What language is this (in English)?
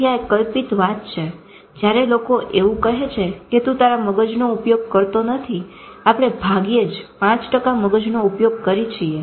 Gujarati